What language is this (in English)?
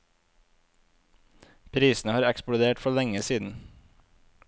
Norwegian